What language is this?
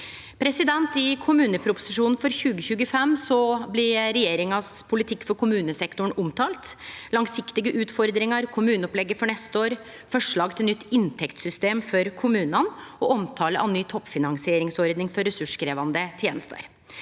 Norwegian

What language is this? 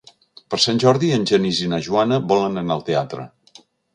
Catalan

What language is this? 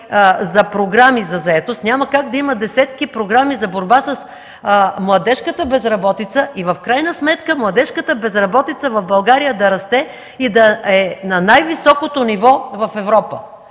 Bulgarian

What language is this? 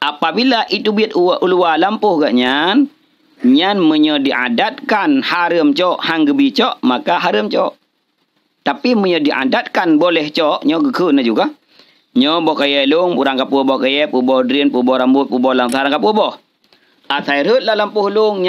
Malay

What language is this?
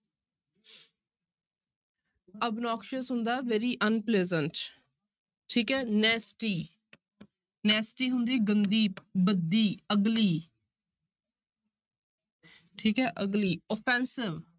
Punjabi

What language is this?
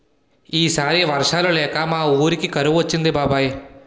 Telugu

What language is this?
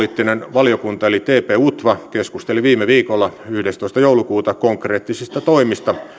Finnish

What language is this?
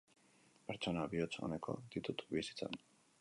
Basque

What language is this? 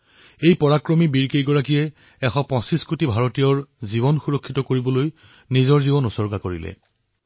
Assamese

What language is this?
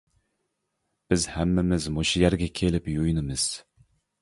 Uyghur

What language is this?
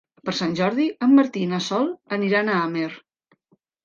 Catalan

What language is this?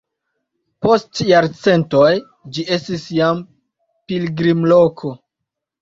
Esperanto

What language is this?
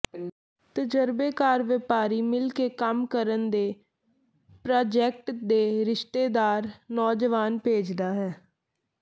Punjabi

